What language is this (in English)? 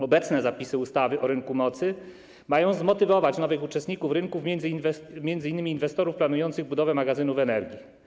Polish